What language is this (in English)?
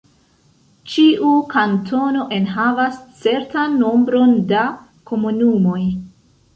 Esperanto